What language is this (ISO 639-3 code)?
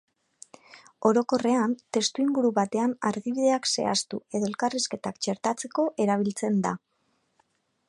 eus